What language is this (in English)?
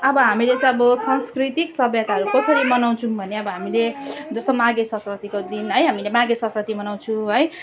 Nepali